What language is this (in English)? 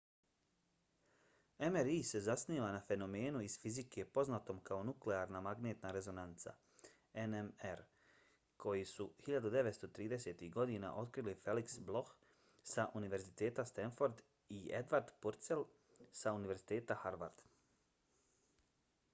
Bosnian